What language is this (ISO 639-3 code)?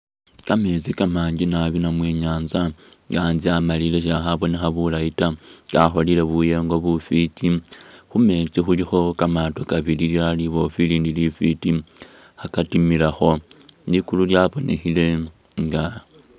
myx